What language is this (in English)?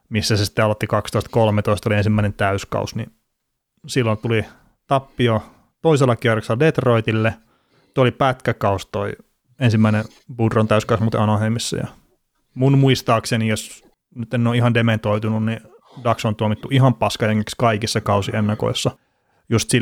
Finnish